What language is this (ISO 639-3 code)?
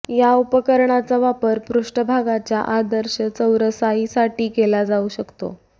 mar